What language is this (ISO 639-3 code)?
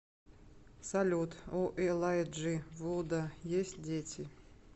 rus